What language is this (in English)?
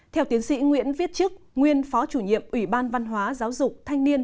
Vietnamese